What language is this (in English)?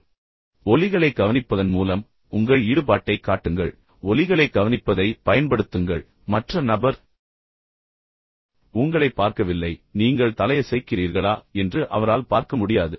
Tamil